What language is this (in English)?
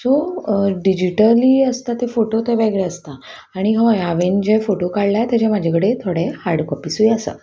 Konkani